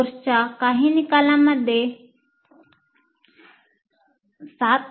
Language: Marathi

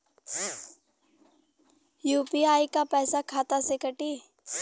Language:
Bhojpuri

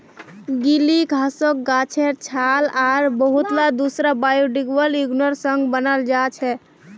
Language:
Magahi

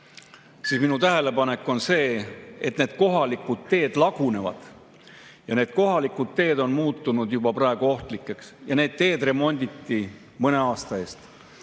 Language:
Estonian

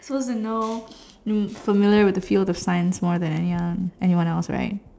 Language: English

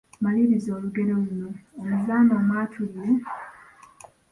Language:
Ganda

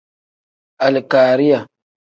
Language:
Tem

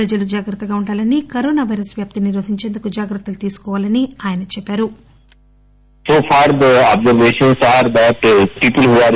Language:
Telugu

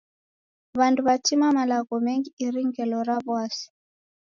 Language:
Taita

